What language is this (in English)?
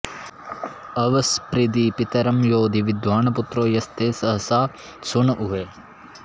Sanskrit